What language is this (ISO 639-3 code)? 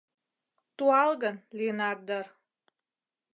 chm